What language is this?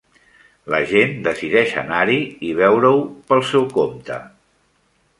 Catalan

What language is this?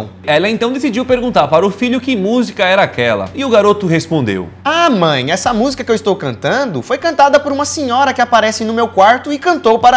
Portuguese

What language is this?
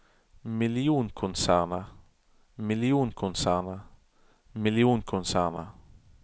Norwegian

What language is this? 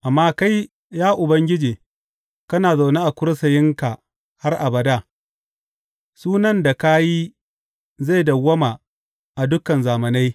Hausa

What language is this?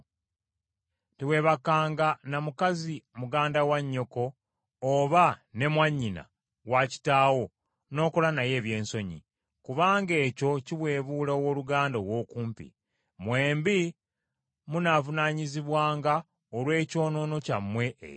Ganda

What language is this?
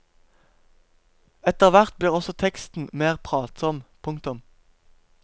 Norwegian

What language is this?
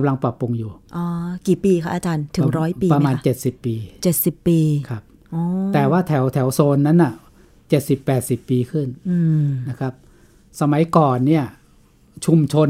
Thai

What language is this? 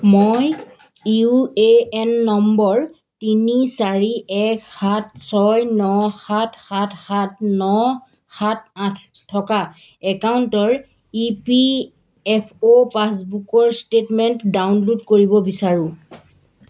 Assamese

